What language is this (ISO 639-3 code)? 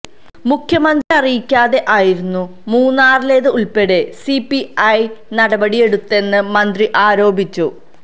mal